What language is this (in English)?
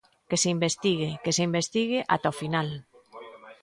Galician